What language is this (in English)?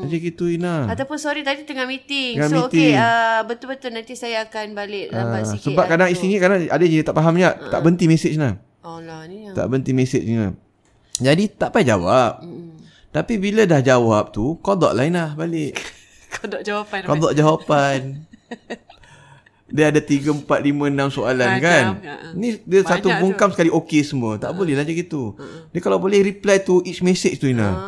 Malay